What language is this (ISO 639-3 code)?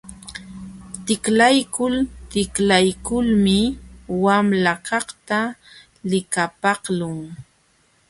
qxw